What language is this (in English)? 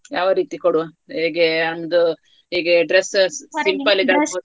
Kannada